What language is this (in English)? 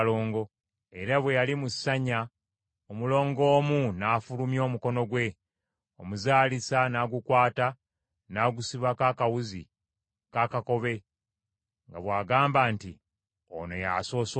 Ganda